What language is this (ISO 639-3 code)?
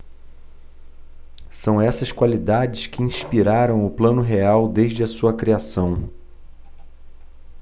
por